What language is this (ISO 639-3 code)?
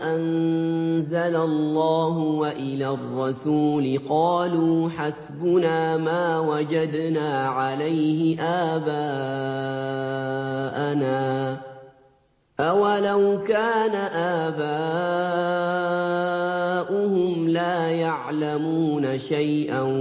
ara